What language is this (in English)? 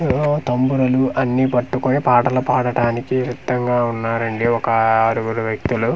Telugu